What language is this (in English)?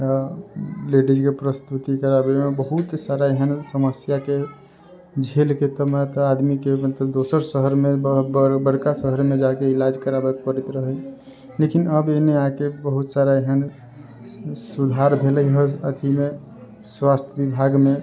Maithili